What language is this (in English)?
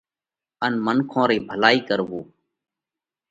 Parkari Koli